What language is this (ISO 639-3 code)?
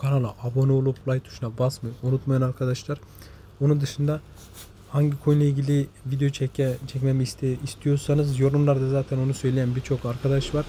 tur